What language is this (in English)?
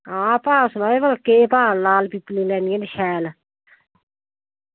Dogri